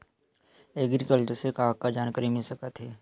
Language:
Chhattisgarhi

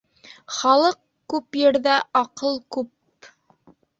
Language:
Bashkir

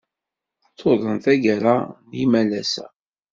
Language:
Kabyle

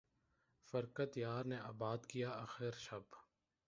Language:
Urdu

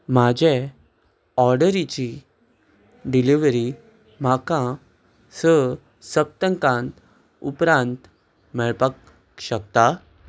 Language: Konkani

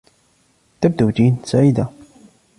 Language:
Arabic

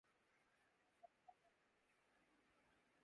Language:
Urdu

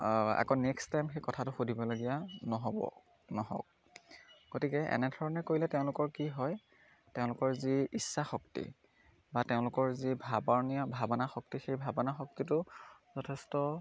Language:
Assamese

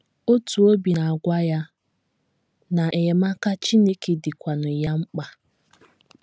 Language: Igbo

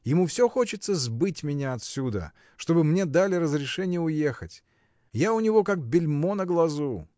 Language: Russian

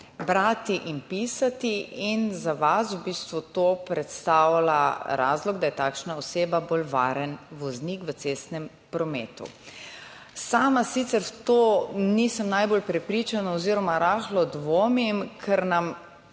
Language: Slovenian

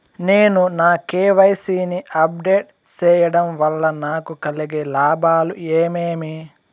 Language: Telugu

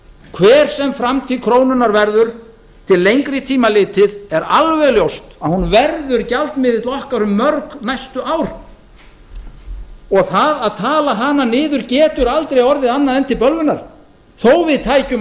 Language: Icelandic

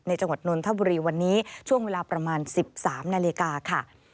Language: Thai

